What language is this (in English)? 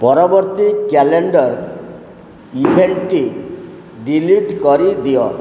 Odia